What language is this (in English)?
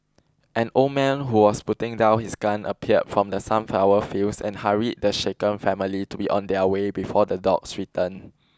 English